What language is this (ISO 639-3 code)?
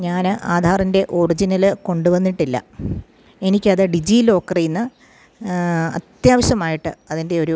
mal